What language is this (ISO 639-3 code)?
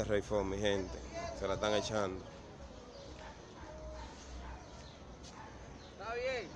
spa